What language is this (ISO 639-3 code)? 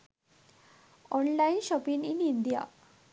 sin